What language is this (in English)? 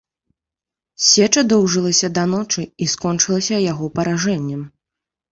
Belarusian